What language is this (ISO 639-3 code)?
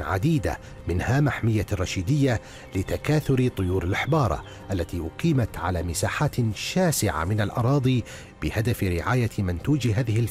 ara